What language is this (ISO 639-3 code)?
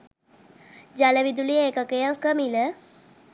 sin